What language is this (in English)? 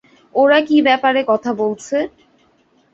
Bangla